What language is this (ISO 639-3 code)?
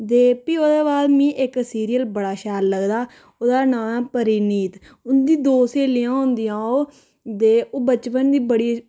doi